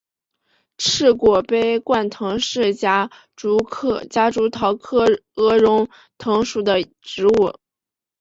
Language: Chinese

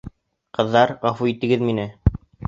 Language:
Bashkir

